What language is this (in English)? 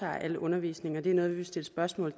Danish